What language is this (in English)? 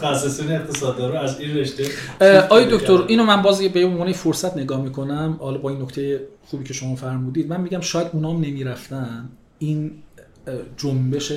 Persian